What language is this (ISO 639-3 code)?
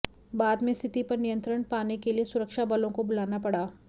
hin